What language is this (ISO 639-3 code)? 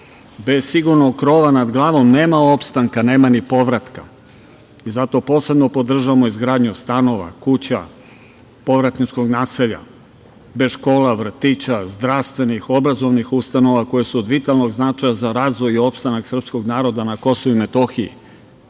srp